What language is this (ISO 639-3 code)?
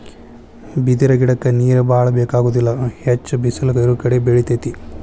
kan